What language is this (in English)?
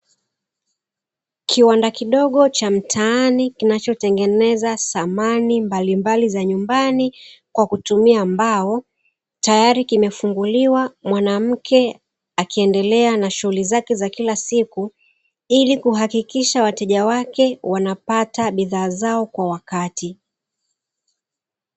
Swahili